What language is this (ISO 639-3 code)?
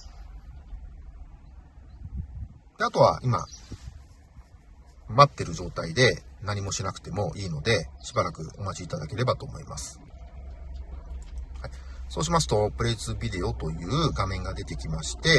jpn